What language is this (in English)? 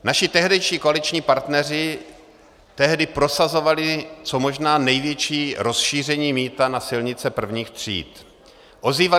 Czech